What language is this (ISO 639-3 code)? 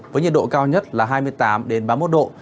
vie